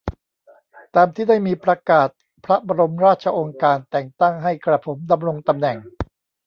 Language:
Thai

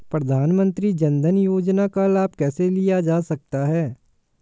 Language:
Hindi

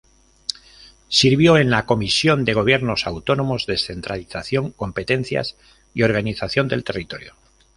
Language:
Spanish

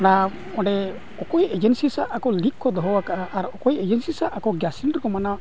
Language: Santali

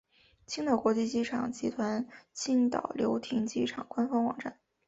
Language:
Chinese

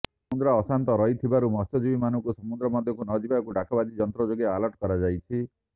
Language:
Odia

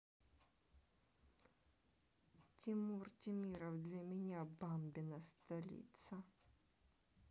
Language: Russian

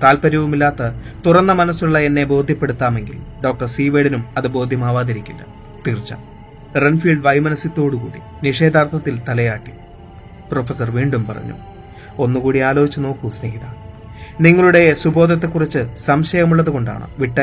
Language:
Malayalam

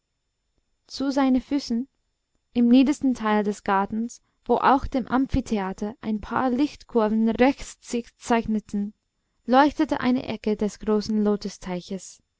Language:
German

